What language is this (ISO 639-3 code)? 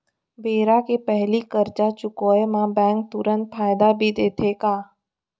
hne